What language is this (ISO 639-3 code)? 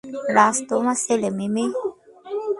ben